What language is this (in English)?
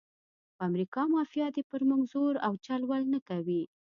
Pashto